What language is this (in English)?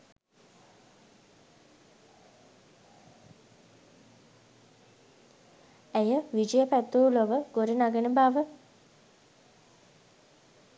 Sinhala